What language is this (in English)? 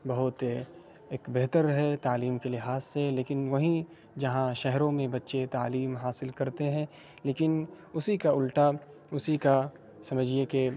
Urdu